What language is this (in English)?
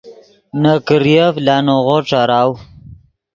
Yidgha